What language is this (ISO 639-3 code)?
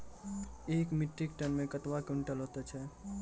mai